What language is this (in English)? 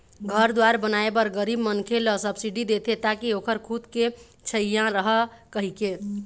Chhattisgarhi